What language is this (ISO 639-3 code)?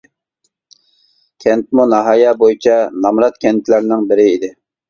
uig